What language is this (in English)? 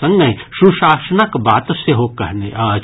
Maithili